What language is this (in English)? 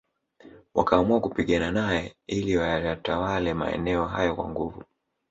Swahili